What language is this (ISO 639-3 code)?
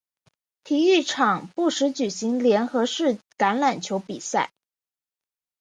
zho